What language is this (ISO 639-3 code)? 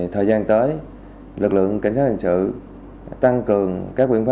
vie